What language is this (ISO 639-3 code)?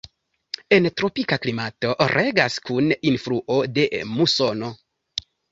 epo